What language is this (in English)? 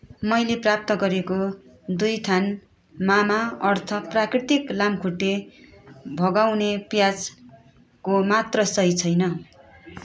Nepali